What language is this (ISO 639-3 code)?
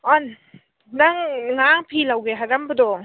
mni